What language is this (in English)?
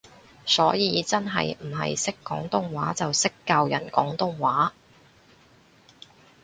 Cantonese